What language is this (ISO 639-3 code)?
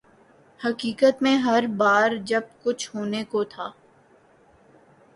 urd